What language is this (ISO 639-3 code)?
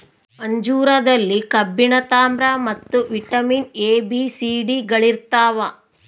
kan